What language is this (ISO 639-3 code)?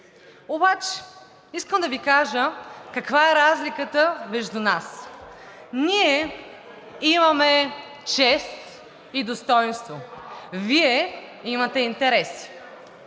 bul